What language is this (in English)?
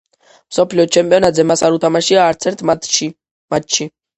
Georgian